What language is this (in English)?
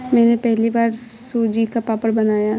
Hindi